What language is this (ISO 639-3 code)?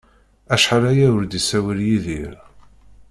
kab